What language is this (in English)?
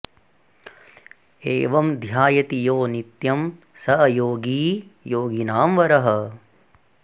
Sanskrit